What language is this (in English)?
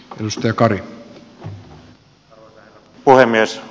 Finnish